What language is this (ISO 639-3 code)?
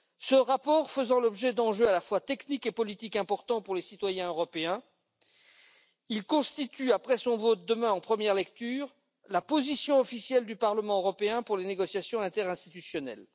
fra